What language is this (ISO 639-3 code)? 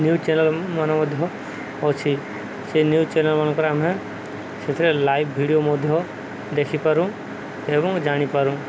ori